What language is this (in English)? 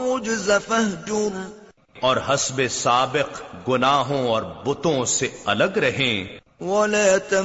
Urdu